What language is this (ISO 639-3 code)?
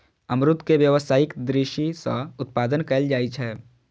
mai